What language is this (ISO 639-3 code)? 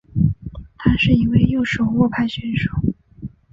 zho